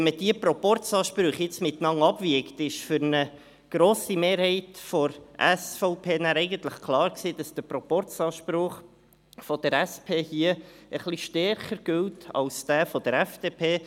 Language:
Swiss German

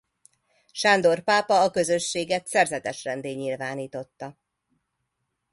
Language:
Hungarian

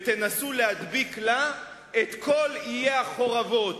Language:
Hebrew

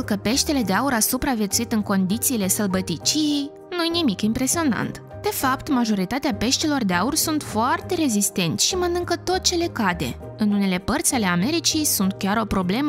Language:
Romanian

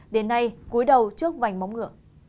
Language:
Vietnamese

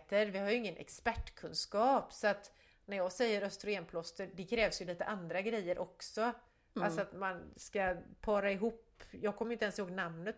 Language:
Swedish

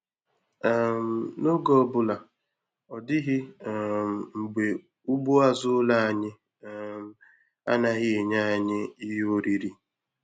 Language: Igbo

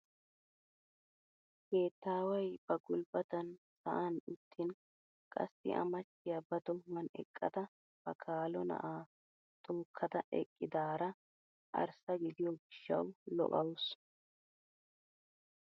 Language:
Wolaytta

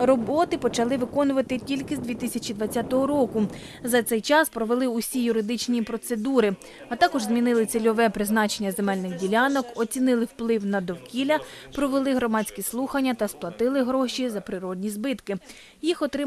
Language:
Ukrainian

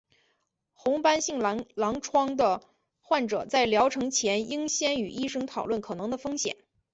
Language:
Chinese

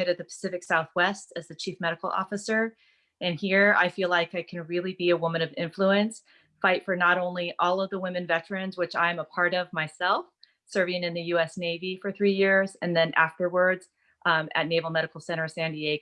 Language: English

